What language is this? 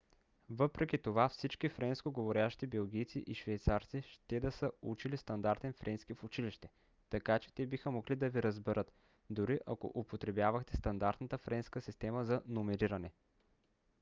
Bulgarian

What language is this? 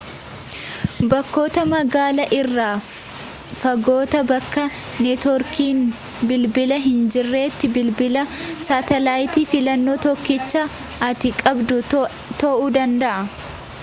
Oromo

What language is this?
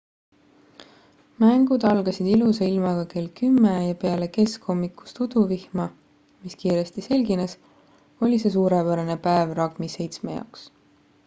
Estonian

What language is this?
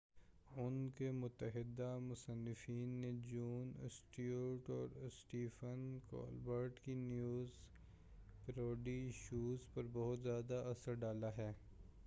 Urdu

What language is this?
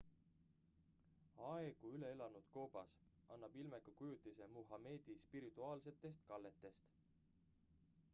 Estonian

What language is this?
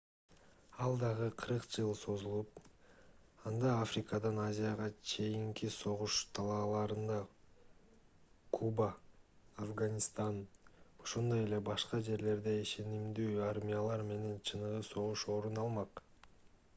Kyrgyz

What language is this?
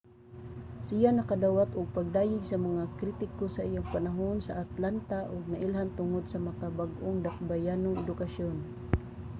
Cebuano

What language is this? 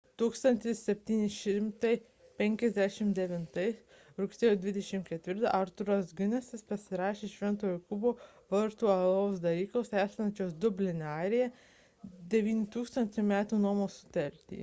Lithuanian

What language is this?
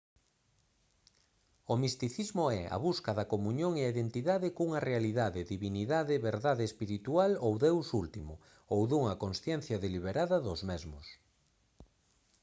Galician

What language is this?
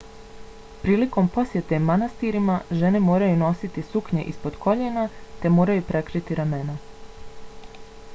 Bosnian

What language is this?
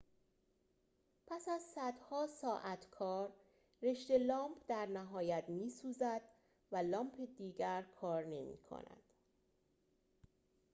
Persian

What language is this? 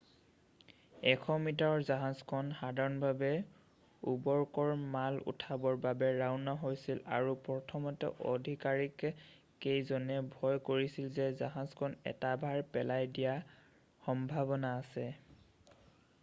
Assamese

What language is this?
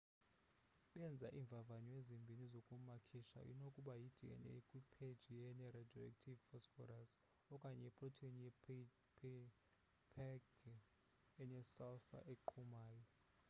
Xhosa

